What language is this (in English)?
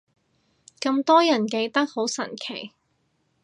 Cantonese